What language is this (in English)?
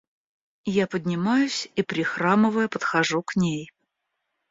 Russian